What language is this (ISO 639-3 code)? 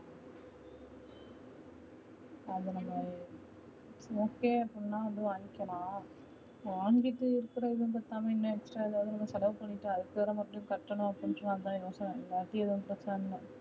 tam